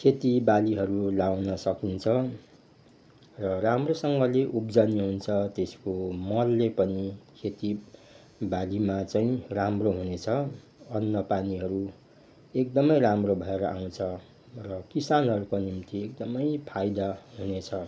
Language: Nepali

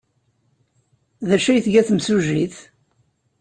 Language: Kabyle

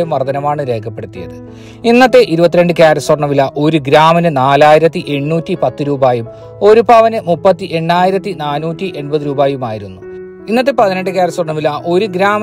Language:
Hindi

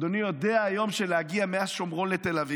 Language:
Hebrew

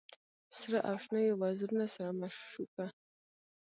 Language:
Pashto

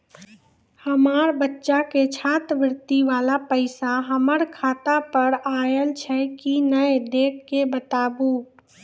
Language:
Maithili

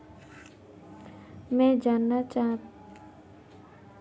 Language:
Hindi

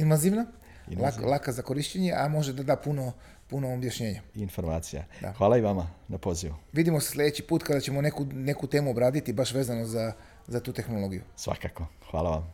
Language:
Croatian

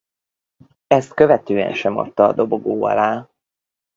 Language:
Hungarian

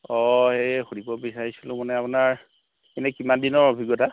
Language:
Assamese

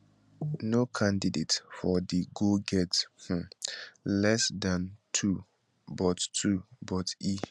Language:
Nigerian Pidgin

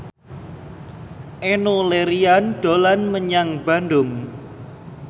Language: Javanese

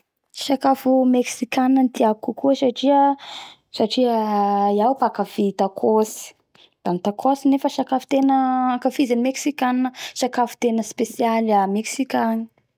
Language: Bara Malagasy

